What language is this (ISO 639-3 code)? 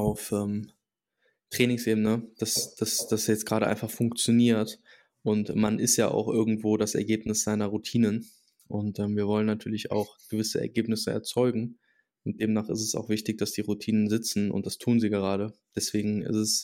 deu